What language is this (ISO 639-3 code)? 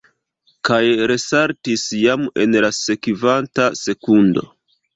epo